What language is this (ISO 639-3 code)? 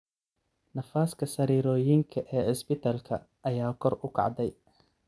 som